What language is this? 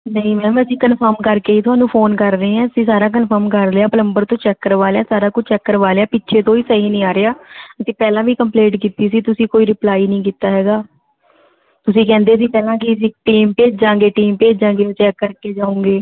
Punjabi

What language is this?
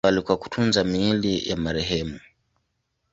Swahili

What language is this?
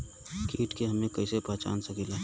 Bhojpuri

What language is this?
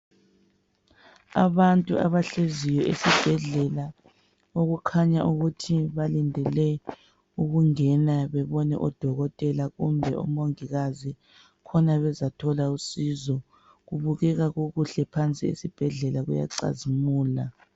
North Ndebele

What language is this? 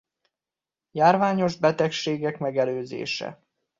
Hungarian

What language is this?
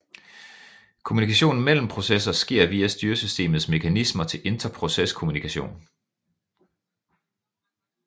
Danish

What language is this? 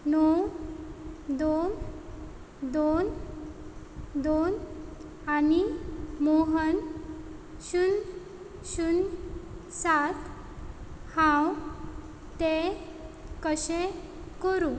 Konkani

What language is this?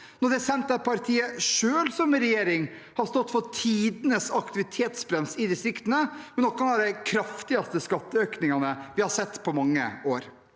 Norwegian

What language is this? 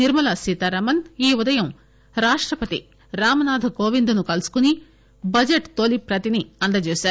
Telugu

